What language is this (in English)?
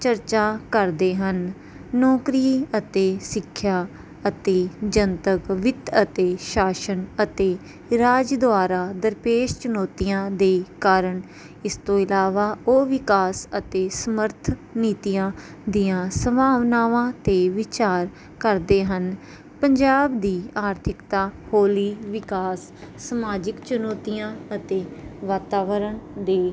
Punjabi